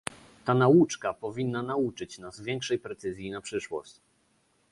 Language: Polish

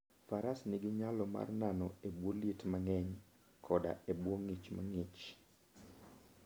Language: Luo (Kenya and Tanzania)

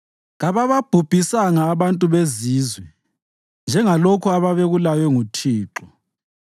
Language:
North Ndebele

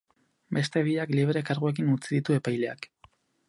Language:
Basque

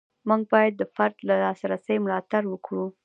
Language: Pashto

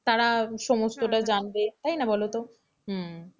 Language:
Bangla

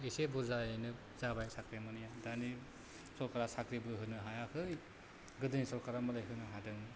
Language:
Bodo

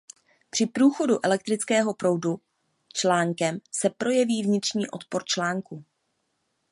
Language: Czech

